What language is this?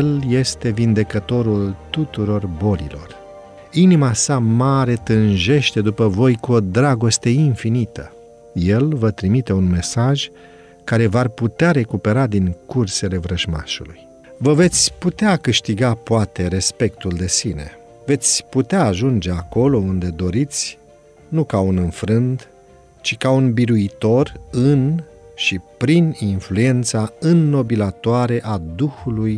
Romanian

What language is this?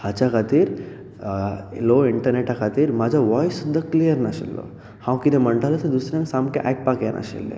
Konkani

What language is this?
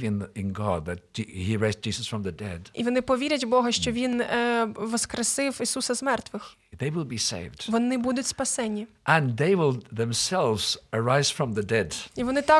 Ukrainian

